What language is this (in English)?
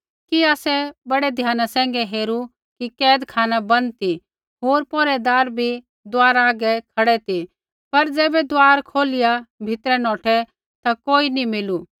Kullu Pahari